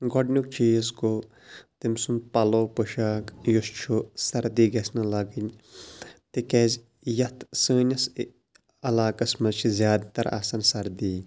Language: Kashmiri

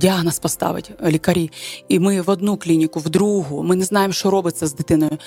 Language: Ukrainian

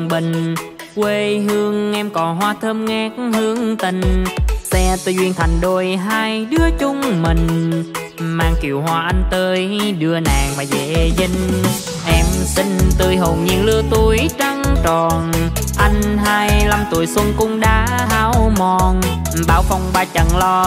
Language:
Vietnamese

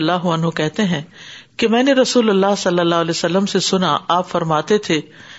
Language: Urdu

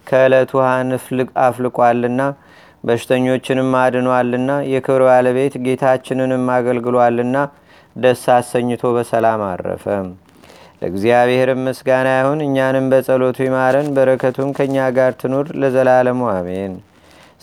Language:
Amharic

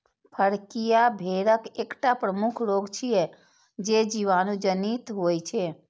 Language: Maithili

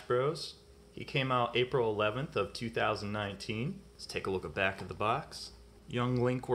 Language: English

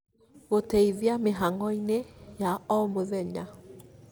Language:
Kikuyu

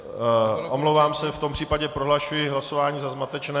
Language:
Czech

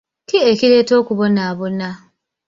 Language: Ganda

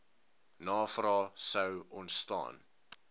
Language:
Afrikaans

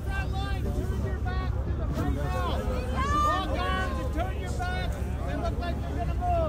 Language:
English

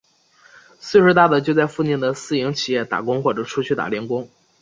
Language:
Chinese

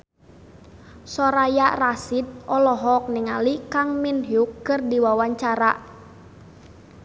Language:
Sundanese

